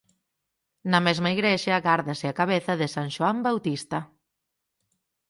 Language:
Galician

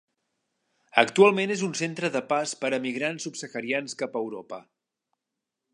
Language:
Catalan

